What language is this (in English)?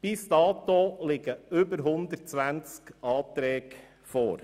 Swiss German